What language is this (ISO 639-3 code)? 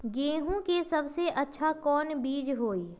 mag